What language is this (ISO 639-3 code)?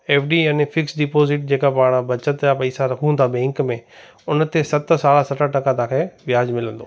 snd